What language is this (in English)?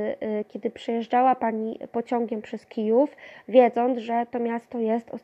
Polish